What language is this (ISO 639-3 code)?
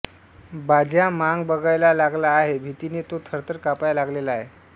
mar